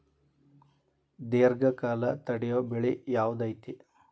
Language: Kannada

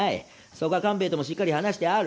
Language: Japanese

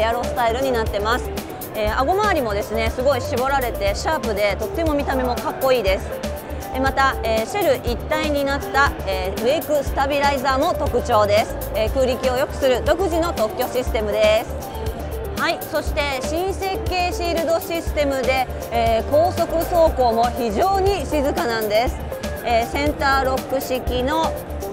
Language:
Japanese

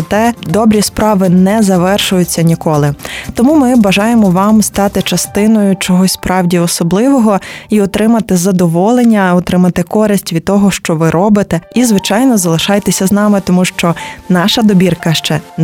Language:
Ukrainian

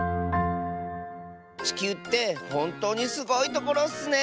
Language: Japanese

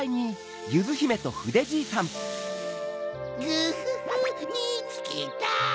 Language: Japanese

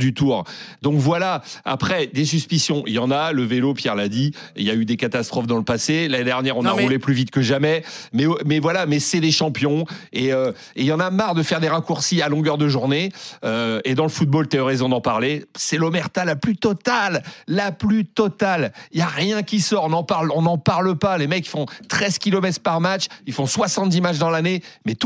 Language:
French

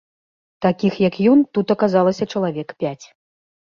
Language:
Belarusian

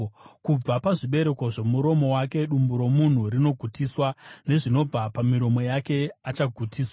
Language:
Shona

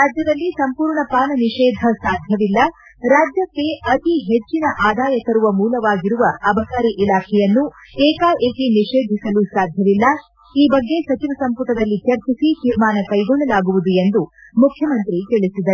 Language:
Kannada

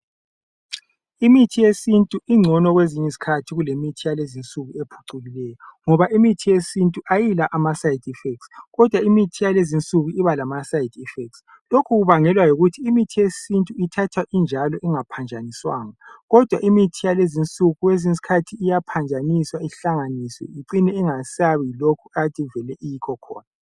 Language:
North Ndebele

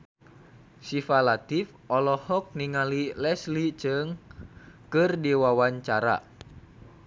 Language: Sundanese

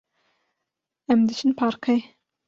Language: Kurdish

